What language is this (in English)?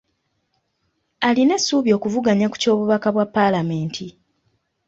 Ganda